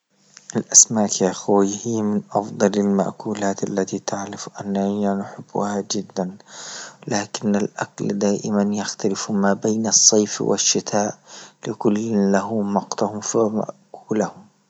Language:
Libyan Arabic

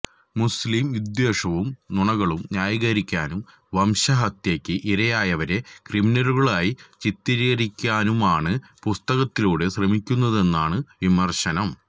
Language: Malayalam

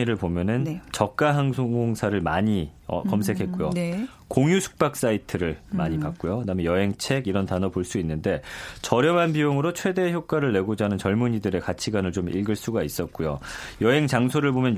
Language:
Korean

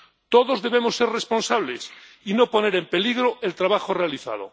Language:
Spanish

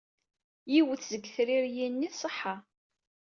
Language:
Kabyle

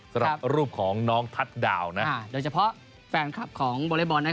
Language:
Thai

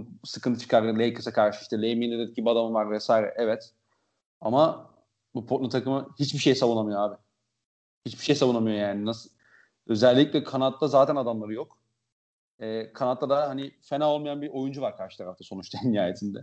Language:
Turkish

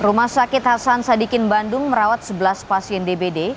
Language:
Indonesian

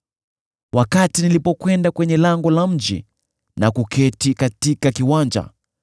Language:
Swahili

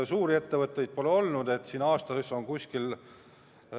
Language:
Estonian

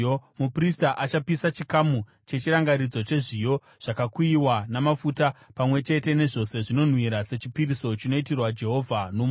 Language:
Shona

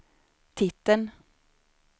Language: Swedish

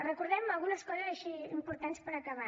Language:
Catalan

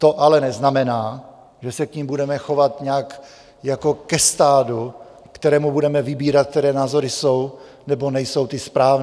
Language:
Czech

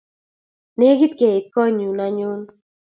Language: Kalenjin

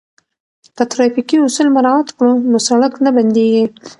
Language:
Pashto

